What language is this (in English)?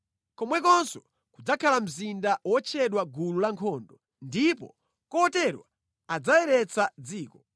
Nyanja